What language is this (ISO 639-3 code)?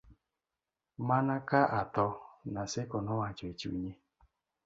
luo